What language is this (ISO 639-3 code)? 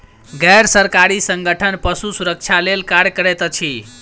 mai